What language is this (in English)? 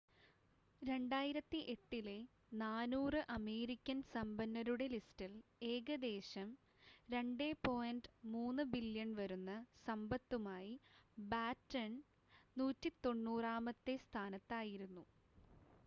Malayalam